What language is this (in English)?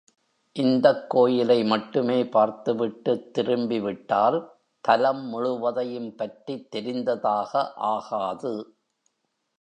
Tamil